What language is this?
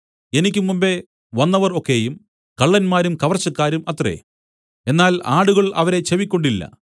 Malayalam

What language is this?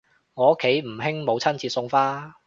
Cantonese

